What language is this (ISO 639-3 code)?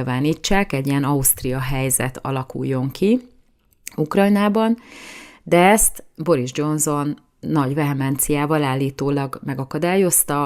hun